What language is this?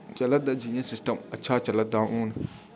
Dogri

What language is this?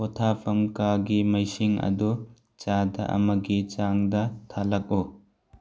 Manipuri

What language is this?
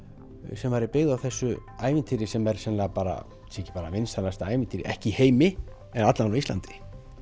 Icelandic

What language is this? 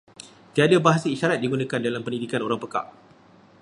Malay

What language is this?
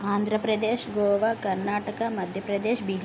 Telugu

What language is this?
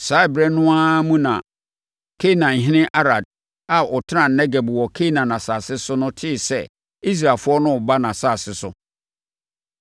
Akan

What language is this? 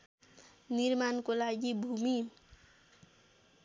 Nepali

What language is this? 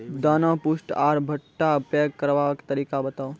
Maithili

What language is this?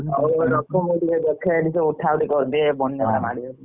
Odia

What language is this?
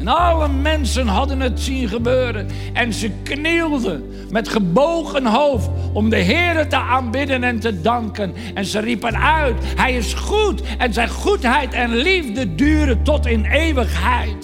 Dutch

